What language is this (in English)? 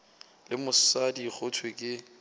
Northern Sotho